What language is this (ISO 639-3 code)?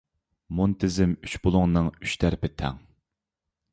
uig